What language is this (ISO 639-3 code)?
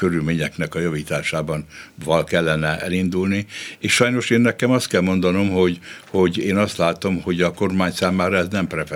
hun